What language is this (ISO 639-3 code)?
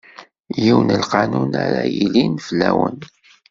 kab